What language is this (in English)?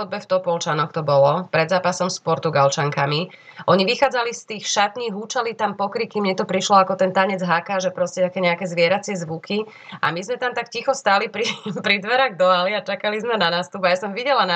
Slovak